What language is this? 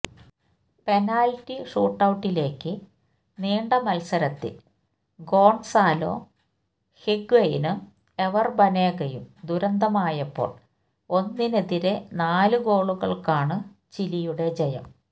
Malayalam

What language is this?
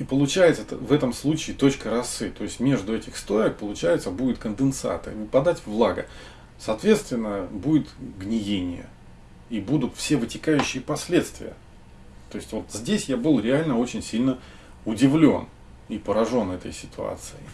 Russian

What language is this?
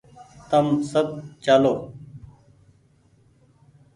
Goaria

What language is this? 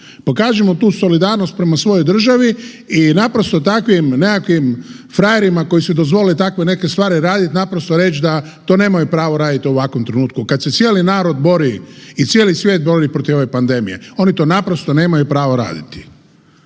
Croatian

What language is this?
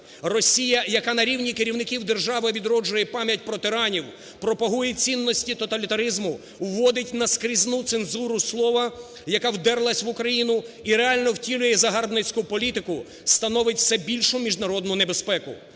Ukrainian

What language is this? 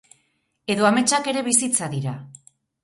Basque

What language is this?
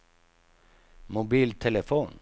Swedish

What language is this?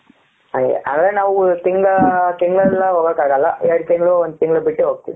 Kannada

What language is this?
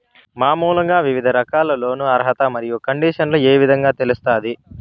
Telugu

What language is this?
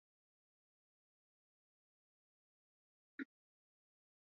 Swahili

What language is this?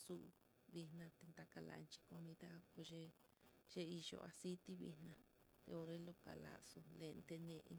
Mitlatongo Mixtec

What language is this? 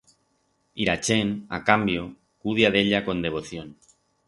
Aragonese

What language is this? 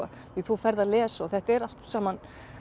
Icelandic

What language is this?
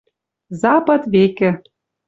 Western Mari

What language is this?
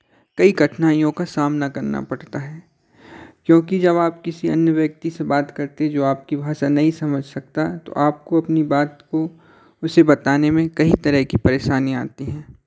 Hindi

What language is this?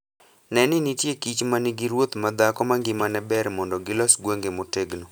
Luo (Kenya and Tanzania)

